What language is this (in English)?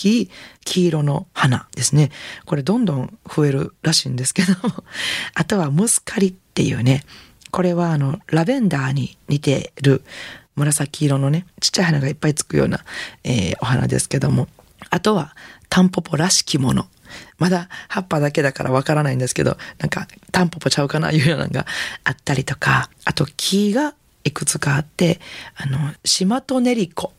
Japanese